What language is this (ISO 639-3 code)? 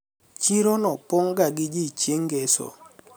luo